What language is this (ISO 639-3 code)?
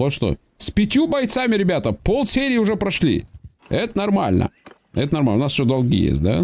rus